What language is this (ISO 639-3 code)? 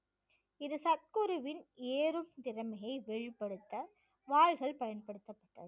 tam